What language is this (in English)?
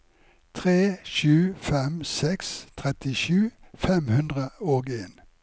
Norwegian